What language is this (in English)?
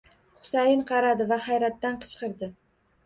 Uzbek